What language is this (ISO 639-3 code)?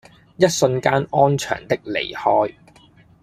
yue